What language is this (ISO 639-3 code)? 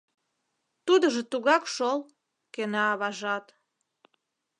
chm